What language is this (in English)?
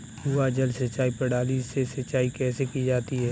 Hindi